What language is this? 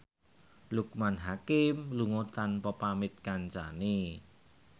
Javanese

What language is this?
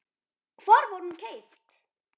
Icelandic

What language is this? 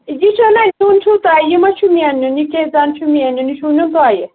Kashmiri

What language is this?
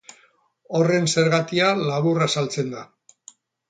Basque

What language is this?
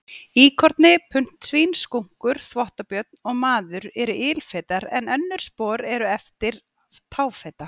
Icelandic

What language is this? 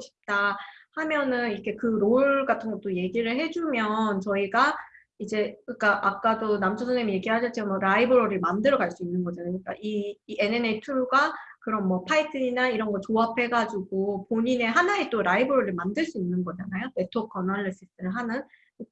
Korean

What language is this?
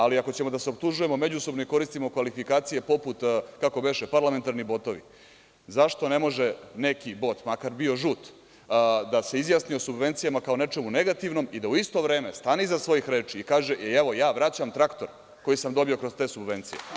Serbian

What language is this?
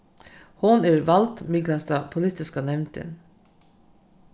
Faroese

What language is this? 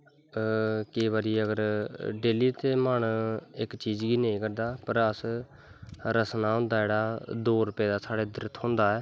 Dogri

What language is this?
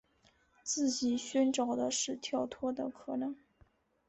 Chinese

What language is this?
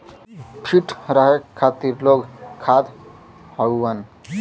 Bhojpuri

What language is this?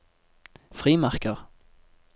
Norwegian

